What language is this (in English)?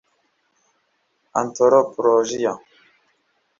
Kinyarwanda